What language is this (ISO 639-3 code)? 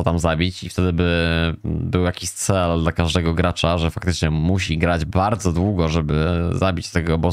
pol